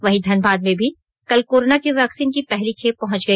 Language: Hindi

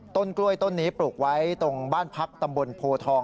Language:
Thai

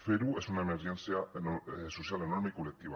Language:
Catalan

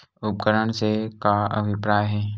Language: Chhattisgarhi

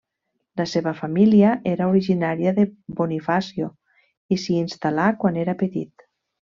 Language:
Catalan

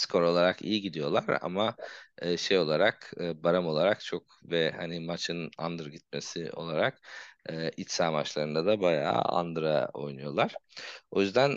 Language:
Turkish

